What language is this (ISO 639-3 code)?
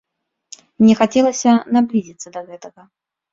bel